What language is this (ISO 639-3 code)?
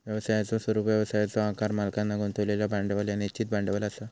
mar